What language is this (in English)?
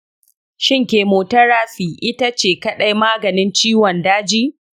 Hausa